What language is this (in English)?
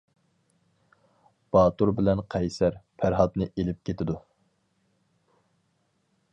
Uyghur